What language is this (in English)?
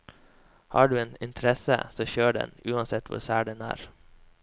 Norwegian